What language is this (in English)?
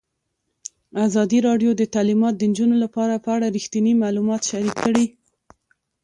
Pashto